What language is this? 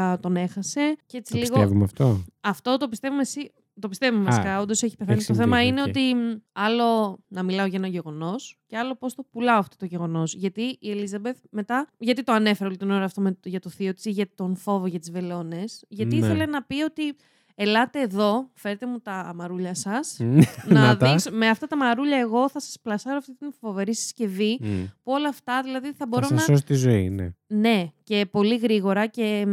Greek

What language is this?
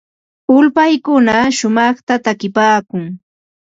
Ambo-Pasco Quechua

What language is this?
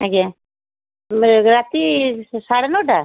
Odia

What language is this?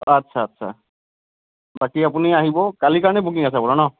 Assamese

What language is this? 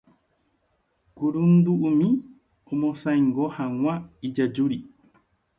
Guarani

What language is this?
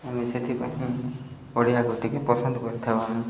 Odia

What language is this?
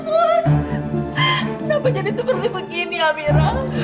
Indonesian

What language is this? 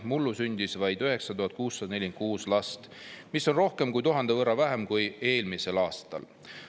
Estonian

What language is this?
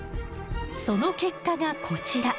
Japanese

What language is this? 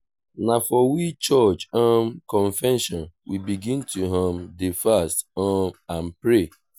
Nigerian Pidgin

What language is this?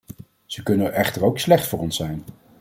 Dutch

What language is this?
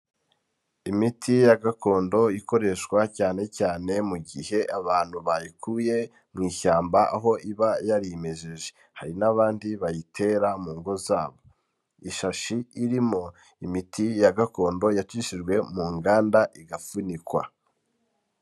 Kinyarwanda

